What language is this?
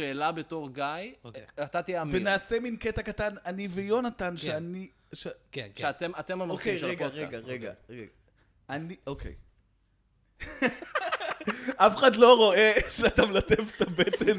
Hebrew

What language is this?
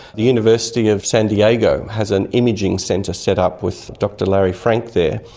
English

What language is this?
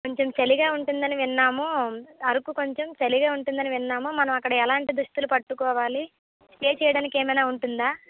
Telugu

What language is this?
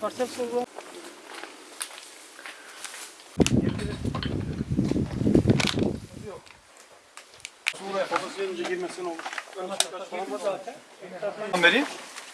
Turkish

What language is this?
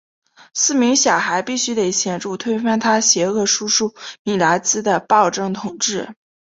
Chinese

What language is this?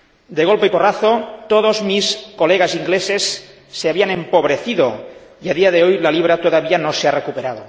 Spanish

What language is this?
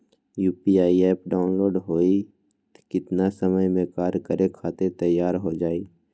Magahi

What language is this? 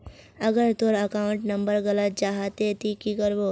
Magahi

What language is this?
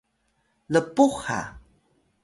Atayal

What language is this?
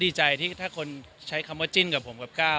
Thai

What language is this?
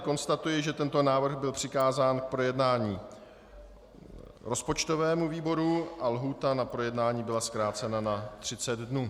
Czech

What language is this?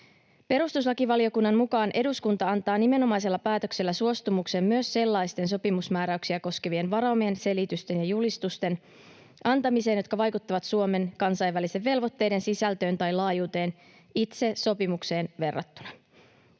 Finnish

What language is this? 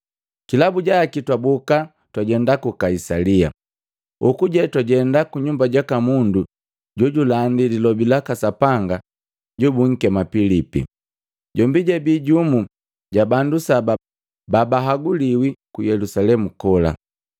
Matengo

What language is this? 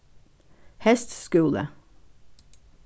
Faroese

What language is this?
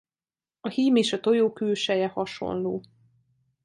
Hungarian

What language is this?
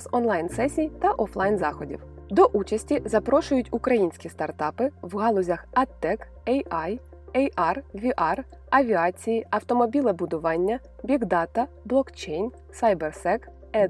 Ukrainian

